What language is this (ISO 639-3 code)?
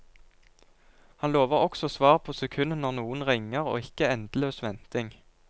nor